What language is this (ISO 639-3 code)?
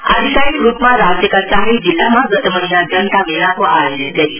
nep